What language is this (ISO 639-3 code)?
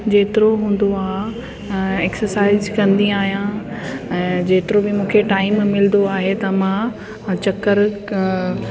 snd